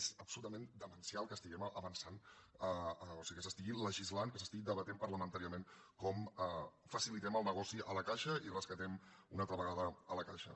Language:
Catalan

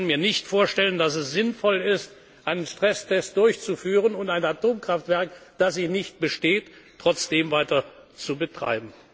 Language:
German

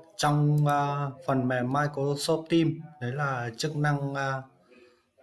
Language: Vietnamese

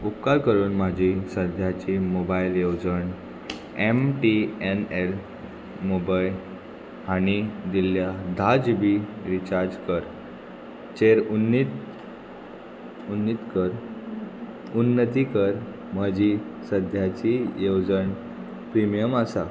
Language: Konkani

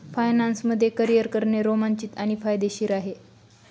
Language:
Marathi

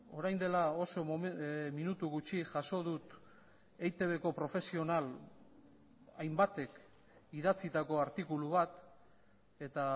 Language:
Basque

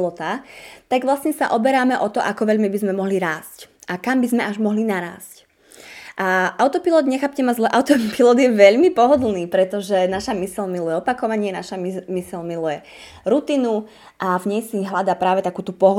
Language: Slovak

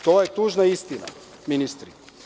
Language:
Serbian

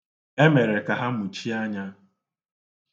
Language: Igbo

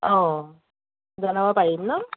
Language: Assamese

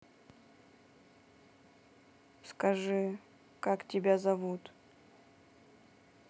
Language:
Russian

